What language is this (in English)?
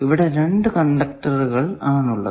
Malayalam